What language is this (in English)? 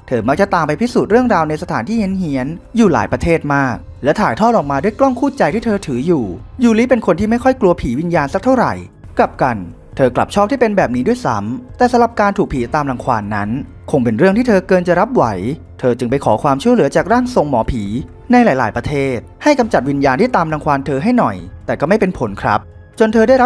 Thai